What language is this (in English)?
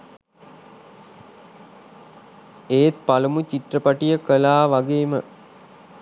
Sinhala